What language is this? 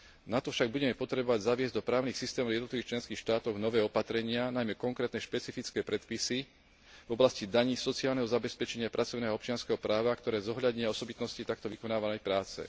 Slovak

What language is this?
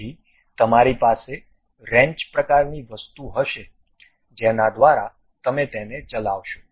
Gujarati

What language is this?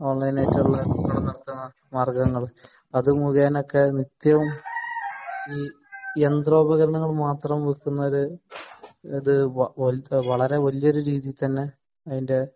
Malayalam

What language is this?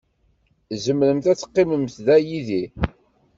Kabyle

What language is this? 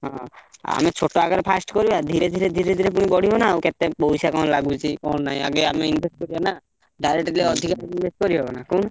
Odia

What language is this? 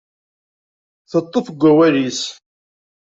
Kabyle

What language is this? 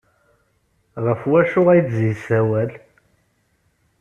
Kabyle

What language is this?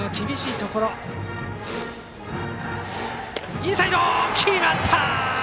Japanese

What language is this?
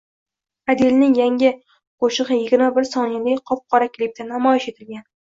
Uzbek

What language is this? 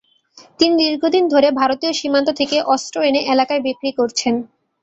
Bangla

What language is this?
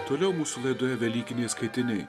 Lithuanian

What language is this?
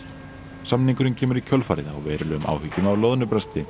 Icelandic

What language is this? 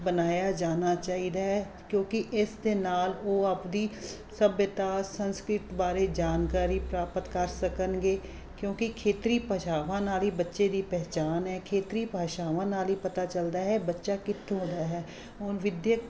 Punjabi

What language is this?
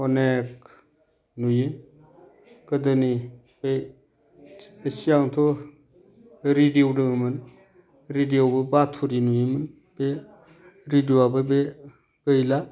Bodo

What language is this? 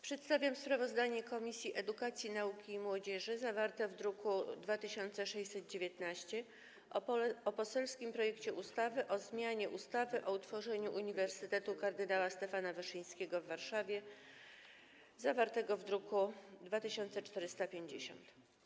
Polish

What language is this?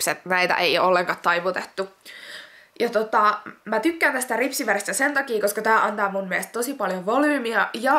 Finnish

